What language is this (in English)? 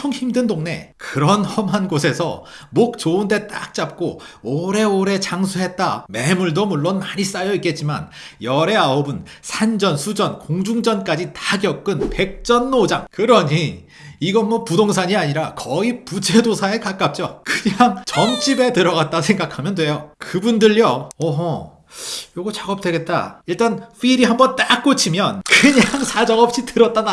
Korean